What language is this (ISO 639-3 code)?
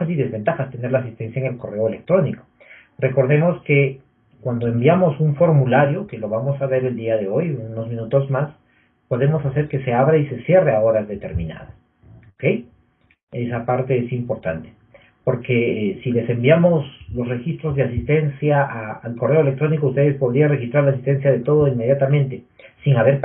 spa